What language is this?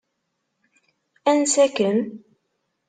Kabyle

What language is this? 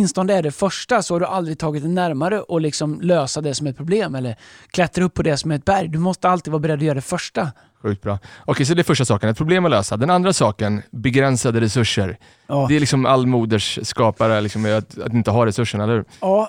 Swedish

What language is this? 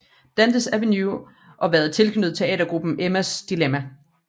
Danish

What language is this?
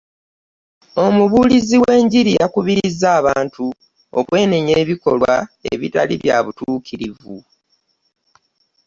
Ganda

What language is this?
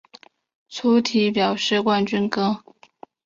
Chinese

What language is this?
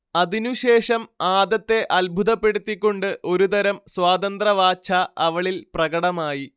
Malayalam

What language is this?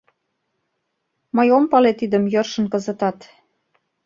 Mari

